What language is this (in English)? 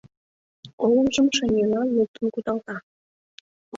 Mari